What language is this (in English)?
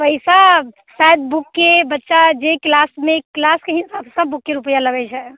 Maithili